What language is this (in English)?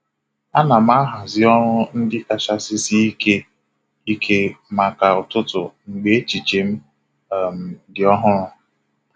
Igbo